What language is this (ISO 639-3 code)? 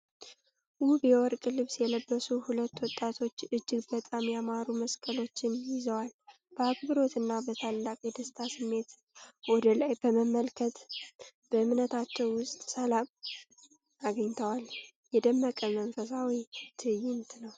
amh